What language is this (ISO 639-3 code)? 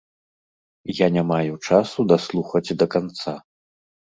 bel